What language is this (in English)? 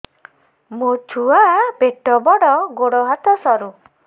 Odia